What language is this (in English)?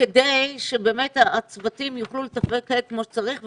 Hebrew